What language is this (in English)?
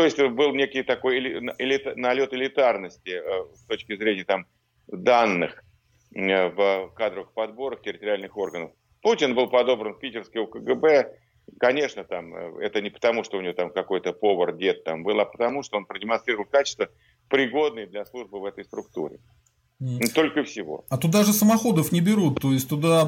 Russian